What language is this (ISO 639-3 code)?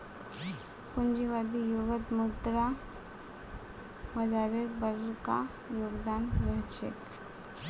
mag